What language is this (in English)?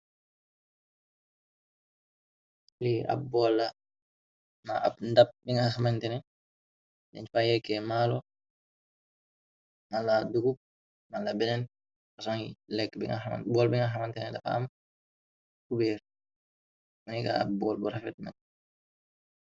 Wolof